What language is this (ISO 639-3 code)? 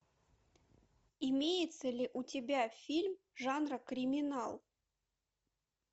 rus